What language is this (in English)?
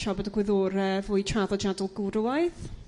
Welsh